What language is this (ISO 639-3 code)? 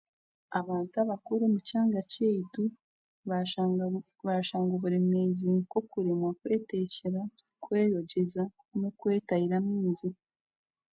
cgg